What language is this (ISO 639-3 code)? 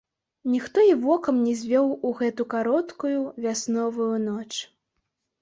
bel